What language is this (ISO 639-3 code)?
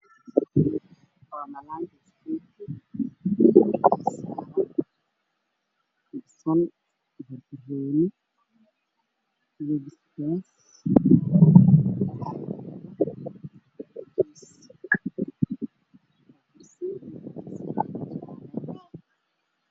som